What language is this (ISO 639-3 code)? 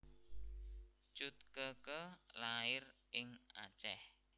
jav